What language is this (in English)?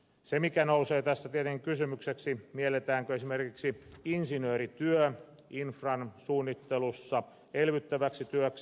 Finnish